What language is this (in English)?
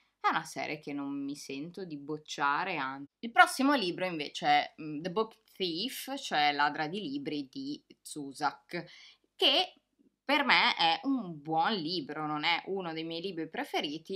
Italian